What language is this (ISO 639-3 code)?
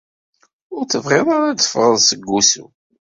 kab